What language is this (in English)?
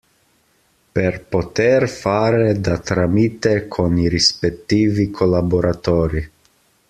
Italian